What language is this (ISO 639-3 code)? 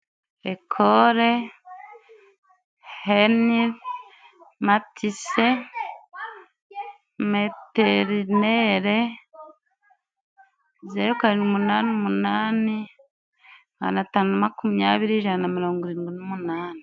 kin